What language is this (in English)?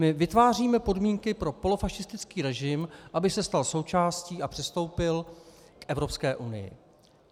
Czech